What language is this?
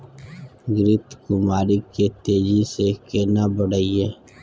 Maithili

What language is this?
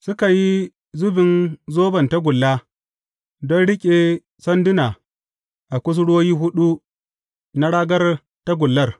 Hausa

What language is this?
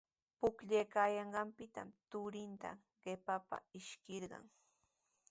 Sihuas Ancash Quechua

